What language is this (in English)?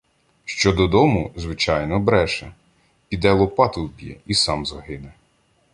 Ukrainian